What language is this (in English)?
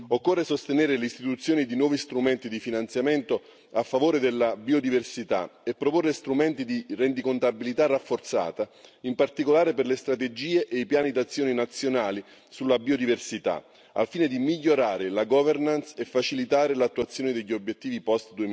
Italian